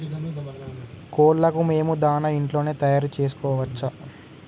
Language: Telugu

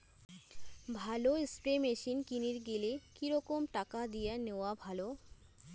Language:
Bangla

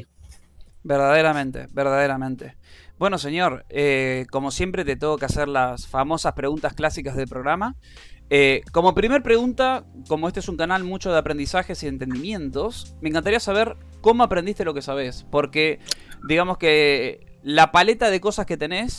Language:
Spanish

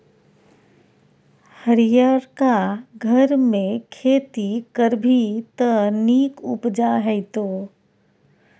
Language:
Maithili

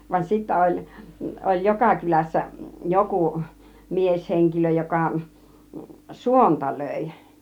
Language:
Finnish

